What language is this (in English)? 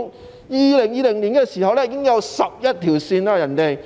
Cantonese